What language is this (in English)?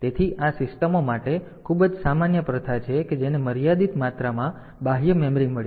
Gujarati